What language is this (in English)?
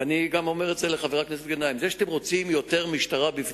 Hebrew